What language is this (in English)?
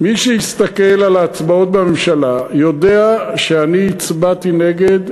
Hebrew